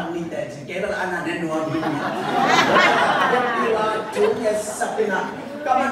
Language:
Thai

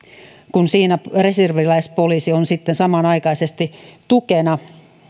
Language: Finnish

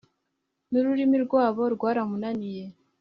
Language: Kinyarwanda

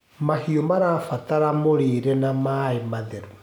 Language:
Kikuyu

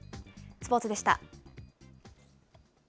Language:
Japanese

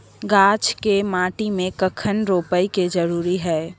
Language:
Maithili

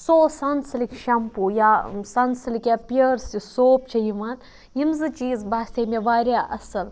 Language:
Kashmiri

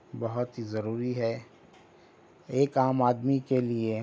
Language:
Urdu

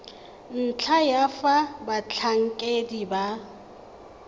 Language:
Tswana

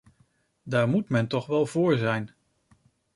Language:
Dutch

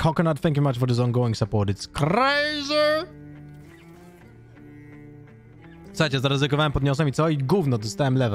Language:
Polish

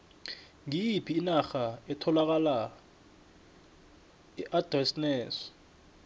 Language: South Ndebele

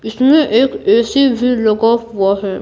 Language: Hindi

